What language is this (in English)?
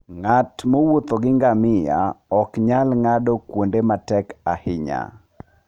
Luo (Kenya and Tanzania)